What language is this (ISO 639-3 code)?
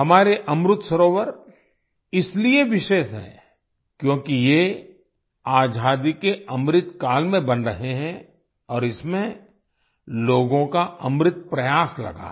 hin